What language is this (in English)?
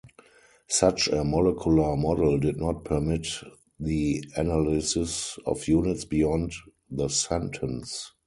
English